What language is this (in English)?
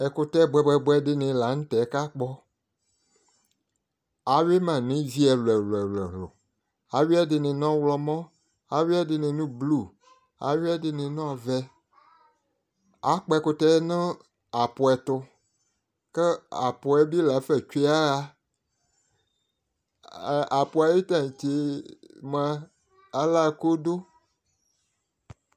Ikposo